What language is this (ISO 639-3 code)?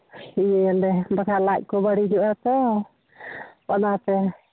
sat